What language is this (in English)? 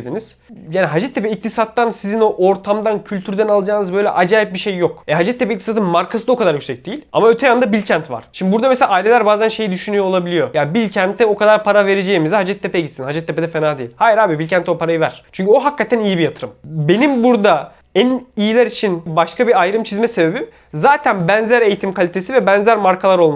Turkish